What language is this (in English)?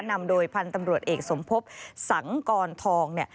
Thai